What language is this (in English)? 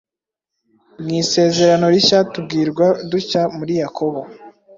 Kinyarwanda